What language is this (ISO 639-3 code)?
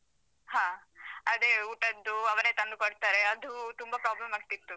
kan